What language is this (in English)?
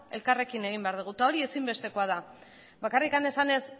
Basque